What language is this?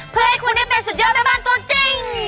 Thai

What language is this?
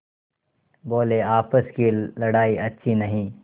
Hindi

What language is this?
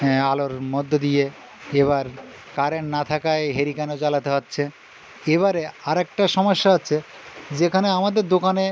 Bangla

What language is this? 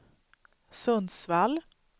Swedish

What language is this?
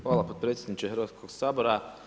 Croatian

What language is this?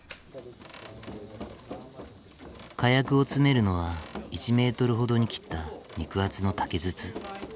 Japanese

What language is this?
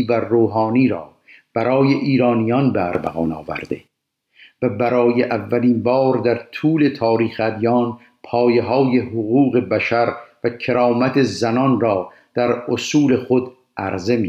Persian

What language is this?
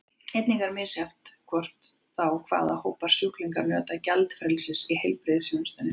Icelandic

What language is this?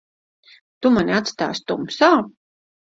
Latvian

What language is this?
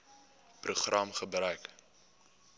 Afrikaans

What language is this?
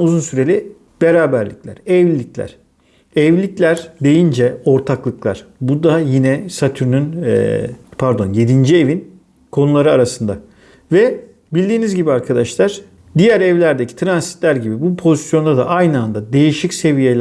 Turkish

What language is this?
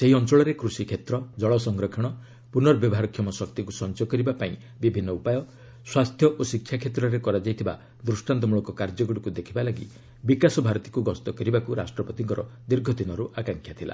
Odia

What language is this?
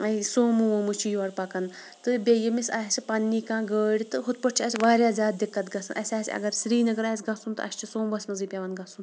Kashmiri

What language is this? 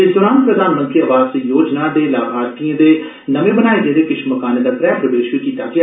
Dogri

